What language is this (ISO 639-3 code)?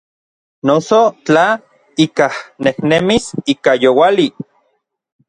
nlv